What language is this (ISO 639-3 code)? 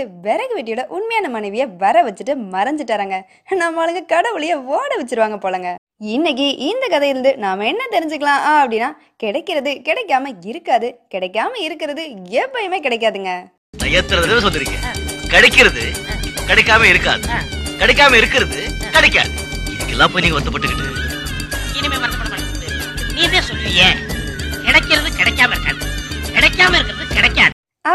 tam